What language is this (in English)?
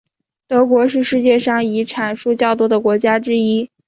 Chinese